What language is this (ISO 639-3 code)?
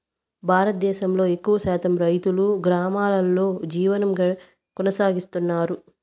tel